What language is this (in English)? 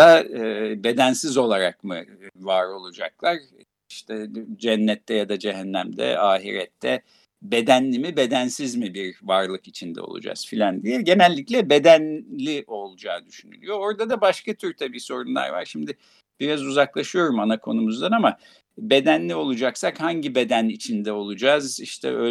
Turkish